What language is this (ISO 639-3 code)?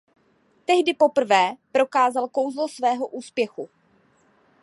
ces